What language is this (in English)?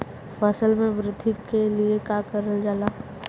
Bhojpuri